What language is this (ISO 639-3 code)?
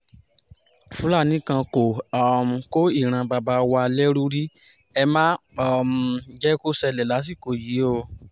yor